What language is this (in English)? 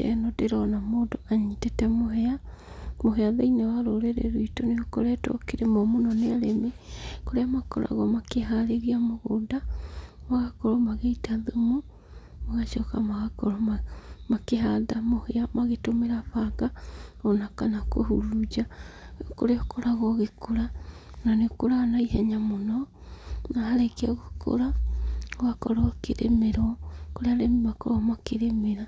Kikuyu